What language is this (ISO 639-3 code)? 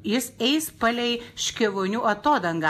lit